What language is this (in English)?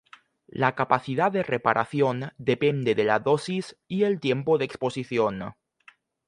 Spanish